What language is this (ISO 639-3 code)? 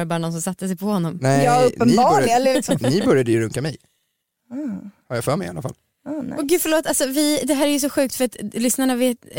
swe